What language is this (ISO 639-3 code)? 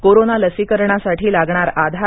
mar